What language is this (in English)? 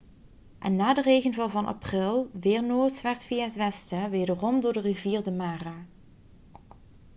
Dutch